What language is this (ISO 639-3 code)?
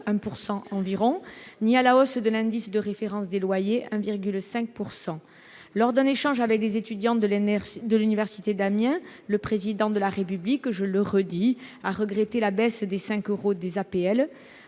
fra